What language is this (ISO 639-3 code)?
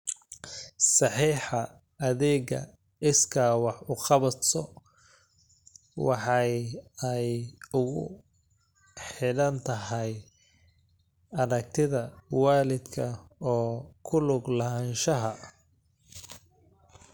som